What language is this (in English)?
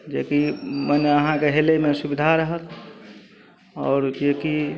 Maithili